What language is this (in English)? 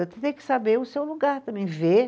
Portuguese